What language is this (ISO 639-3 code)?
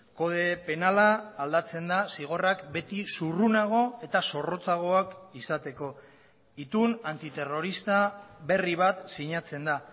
eus